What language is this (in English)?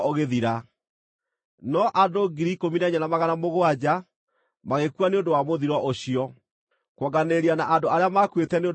Kikuyu